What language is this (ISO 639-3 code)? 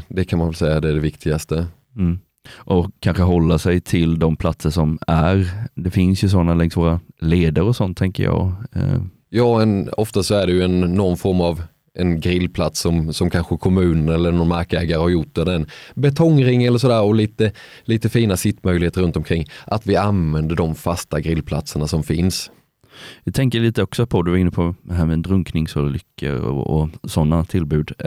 swe